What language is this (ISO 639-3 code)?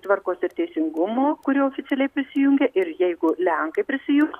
lit